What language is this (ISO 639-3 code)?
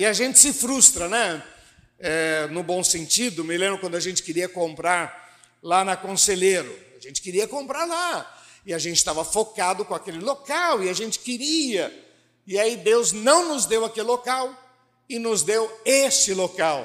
por